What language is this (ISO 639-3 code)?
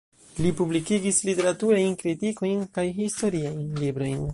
epo